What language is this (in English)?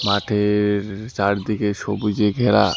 Bangla